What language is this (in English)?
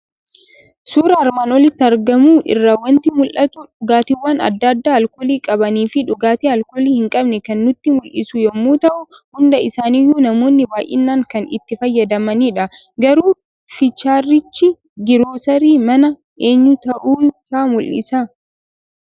Oromo